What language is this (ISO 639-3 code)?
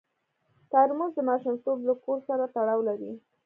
pus